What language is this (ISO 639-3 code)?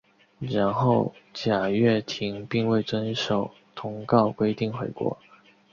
zho